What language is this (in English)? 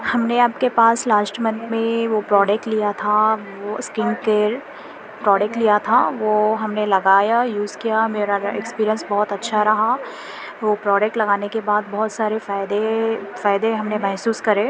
Urdu